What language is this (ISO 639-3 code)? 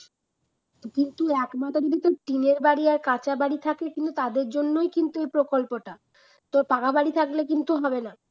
ben